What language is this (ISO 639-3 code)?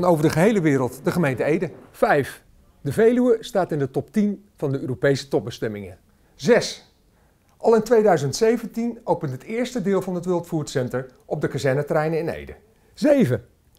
nld